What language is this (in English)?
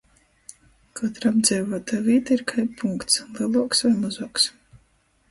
Latgalian